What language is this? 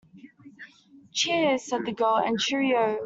English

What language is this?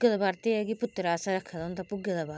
Dogri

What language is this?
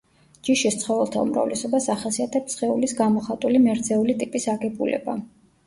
Georgian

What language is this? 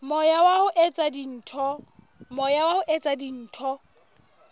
Southern Sotho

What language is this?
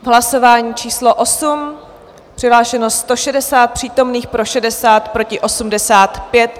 Czech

